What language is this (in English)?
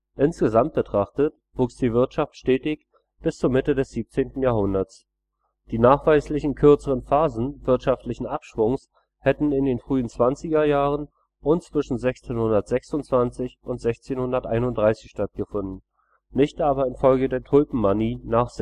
German